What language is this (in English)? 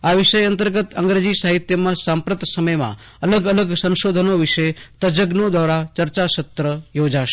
Gujarati